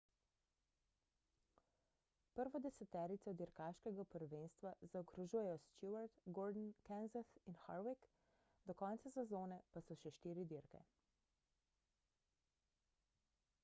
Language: Slovenian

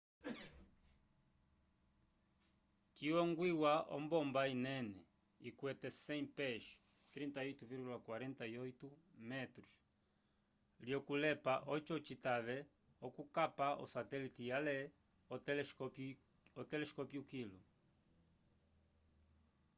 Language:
Umbundu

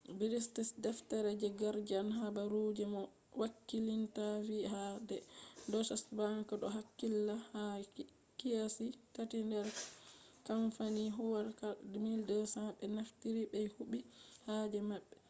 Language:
Fula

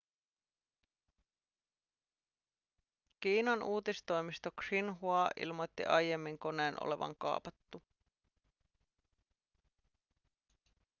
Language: Finnish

